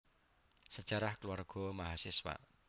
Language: Javanese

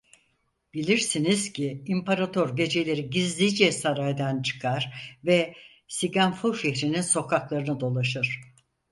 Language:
Turkish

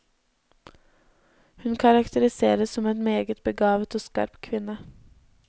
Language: Norwegian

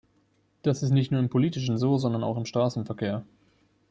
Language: German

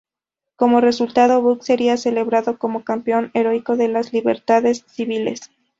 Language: Spanish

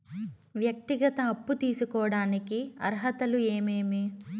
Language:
Telugu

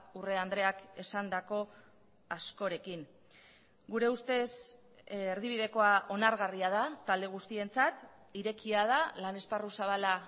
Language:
Basque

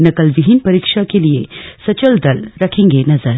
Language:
Hindi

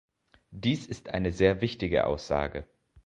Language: German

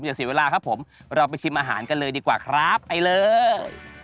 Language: Thai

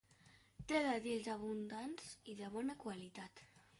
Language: Catalan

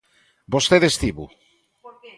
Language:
Galician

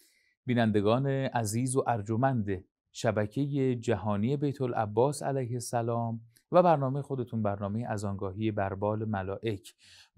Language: Persian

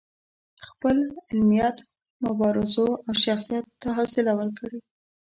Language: Pashto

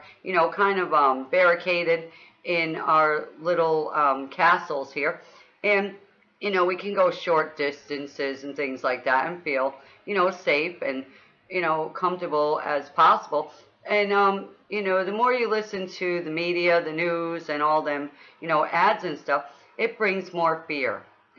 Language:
English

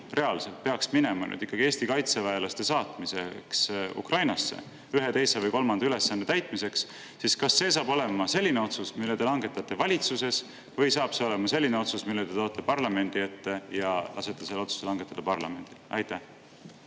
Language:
Estonian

